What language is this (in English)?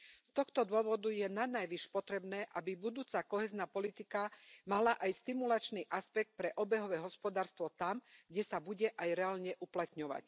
Slovak